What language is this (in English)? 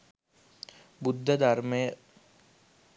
Sinhala